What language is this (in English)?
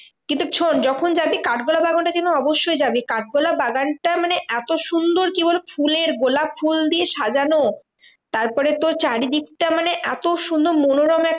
Bangla